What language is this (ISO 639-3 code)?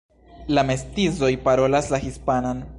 epo